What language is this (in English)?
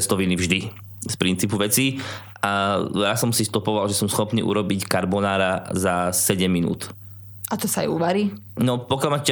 Slovak